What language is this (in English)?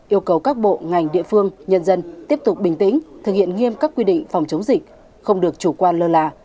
Vietnamese